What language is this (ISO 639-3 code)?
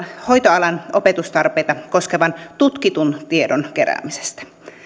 fin